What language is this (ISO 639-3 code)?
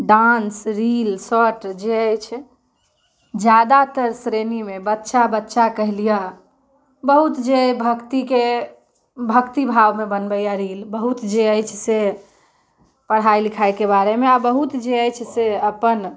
mai